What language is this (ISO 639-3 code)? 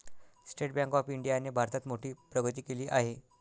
mar